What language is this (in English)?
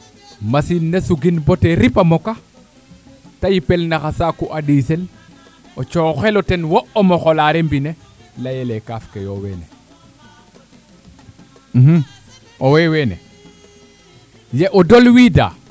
Serer